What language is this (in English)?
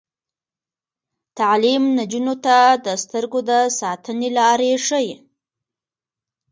Pashto